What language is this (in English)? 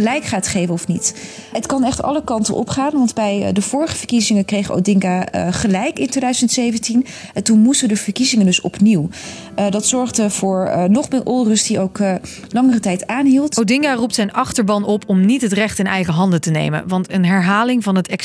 Dutch